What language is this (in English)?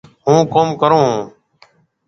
Marwari (Pakistan)